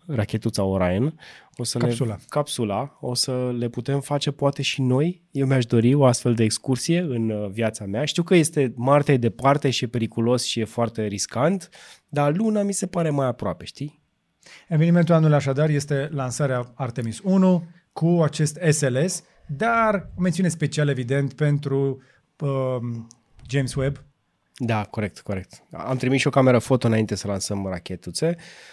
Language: Romanian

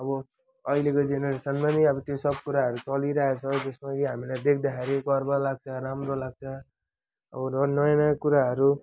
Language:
Nepali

